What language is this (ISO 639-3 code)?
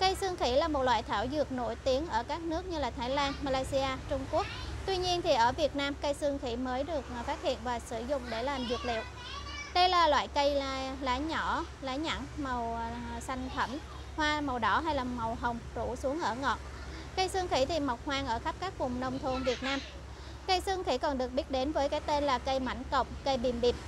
vie